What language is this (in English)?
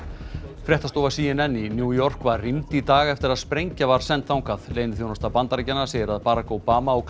Icelandic